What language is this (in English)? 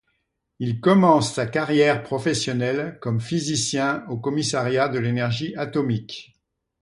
French